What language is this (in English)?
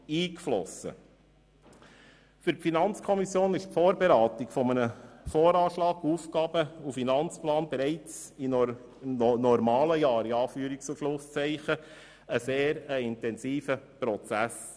Swiss German